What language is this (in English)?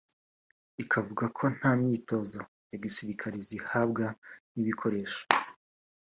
Kinyarwanda